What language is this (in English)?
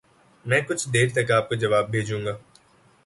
Urdu